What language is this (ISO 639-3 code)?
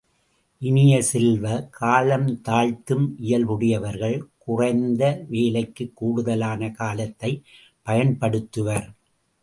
tam